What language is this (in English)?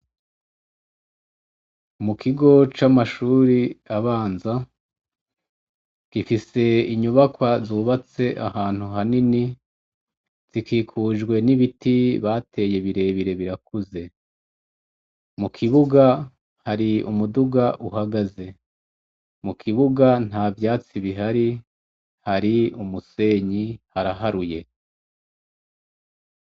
Rundi